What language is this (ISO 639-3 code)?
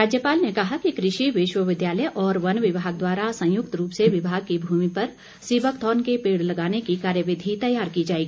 hin